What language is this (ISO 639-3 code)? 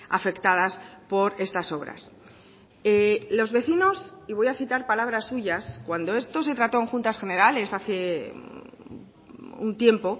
spa